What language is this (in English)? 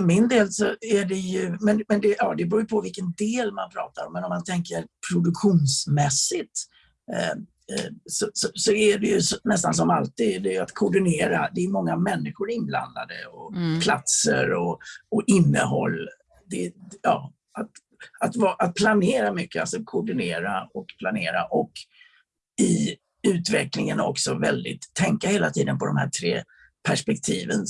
Swedish